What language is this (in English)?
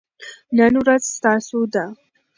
Pashto